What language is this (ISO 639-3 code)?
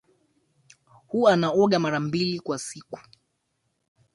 swa